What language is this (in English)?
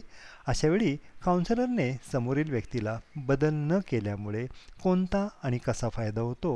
Marathi